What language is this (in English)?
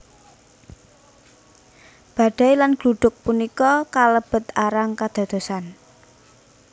Javanese